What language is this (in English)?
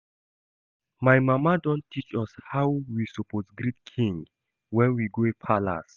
Nigerian Pidgin